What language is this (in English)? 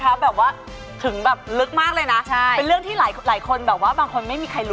Thai